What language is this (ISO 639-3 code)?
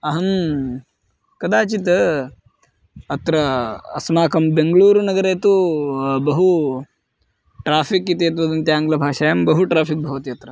san